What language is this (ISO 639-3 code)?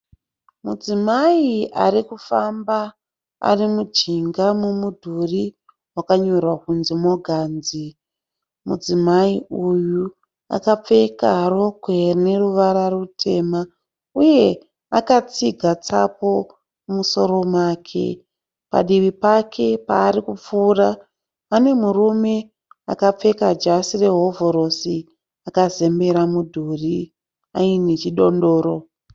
sna